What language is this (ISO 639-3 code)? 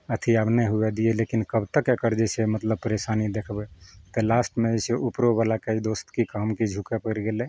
mai